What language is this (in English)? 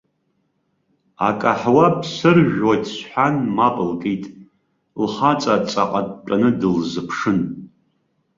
Abkhazian